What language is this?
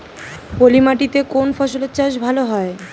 Bangla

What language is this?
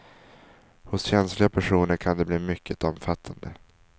Swedish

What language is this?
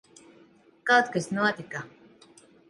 Latvian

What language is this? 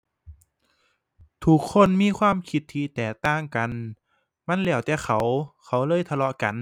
Thai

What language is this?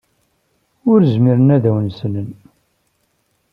Kabyle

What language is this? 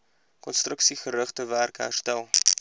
Afrikaans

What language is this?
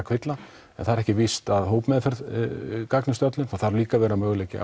Icelandic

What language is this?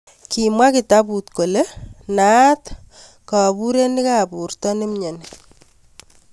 Kalenjin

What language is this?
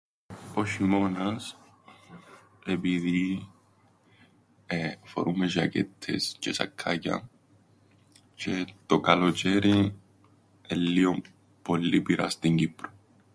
Greek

